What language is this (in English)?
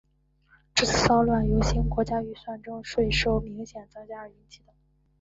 Chinese